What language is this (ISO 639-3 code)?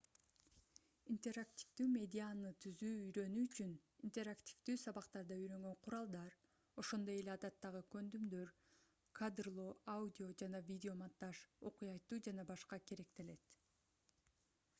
kir